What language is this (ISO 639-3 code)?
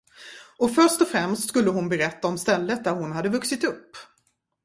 swe